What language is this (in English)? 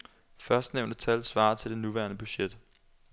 Danish